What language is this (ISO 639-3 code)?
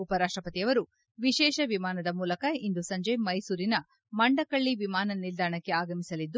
kan